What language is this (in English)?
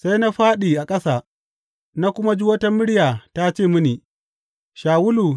Hausa